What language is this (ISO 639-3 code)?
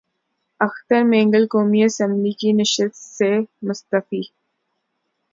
urd